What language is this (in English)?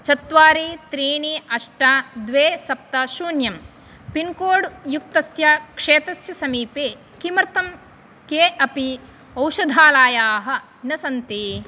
Sanskrit